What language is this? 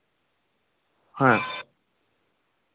Santali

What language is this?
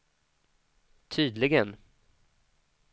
Swedish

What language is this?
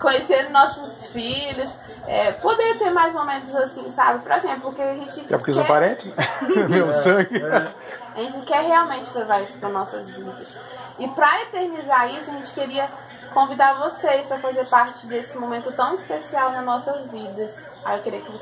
Portuguese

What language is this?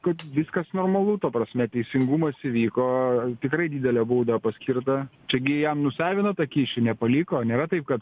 Lithuanian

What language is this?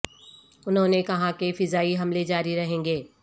Urdu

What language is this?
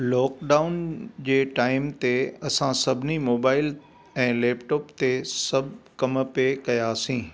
Sindhi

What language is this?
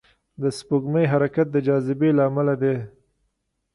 Pashto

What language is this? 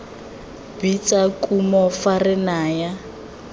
Tswana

